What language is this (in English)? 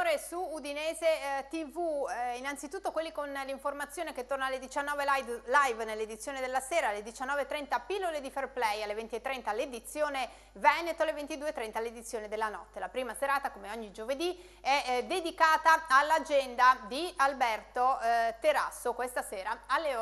Italian